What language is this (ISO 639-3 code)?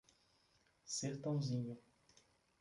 por